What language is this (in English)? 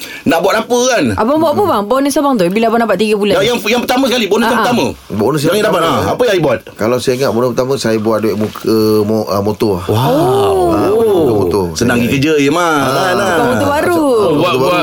Malay